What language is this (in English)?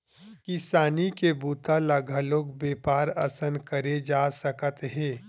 Chhattisgarhi